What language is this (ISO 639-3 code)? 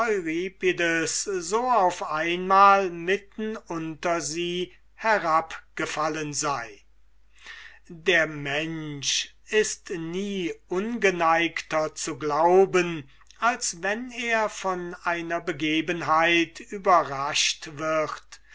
deu